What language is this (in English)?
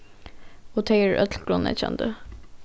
Faroese